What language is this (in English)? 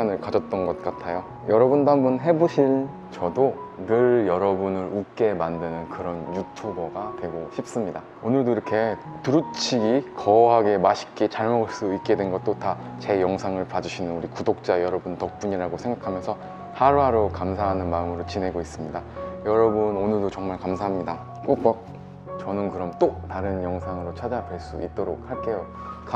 Korean